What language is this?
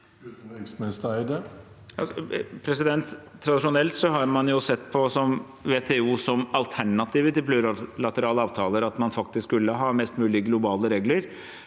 Norwegian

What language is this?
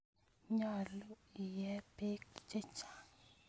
Kalenjin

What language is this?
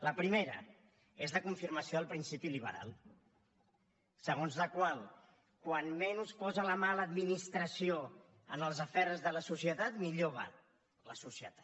Catalan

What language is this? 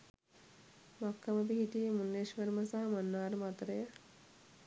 Sinhala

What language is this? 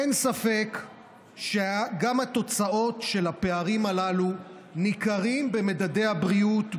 Hebrew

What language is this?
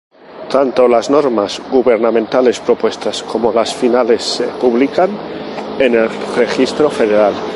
Spanish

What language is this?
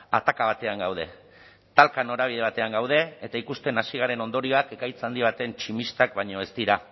Basque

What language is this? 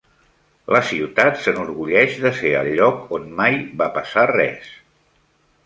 Catalan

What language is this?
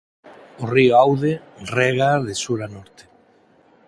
Galician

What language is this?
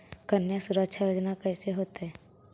Magahi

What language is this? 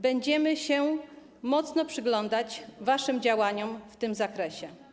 Polish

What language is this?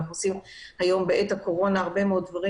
Hebrew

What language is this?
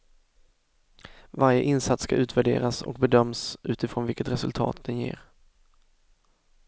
Swedish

